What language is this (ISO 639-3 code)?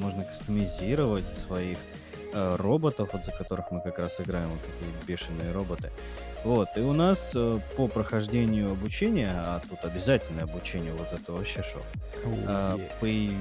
rus